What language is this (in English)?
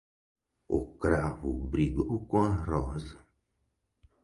Portuguese